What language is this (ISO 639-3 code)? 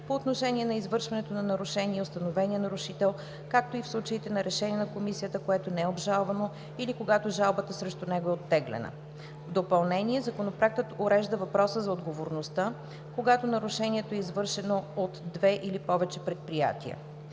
bul